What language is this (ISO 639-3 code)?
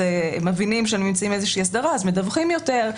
heb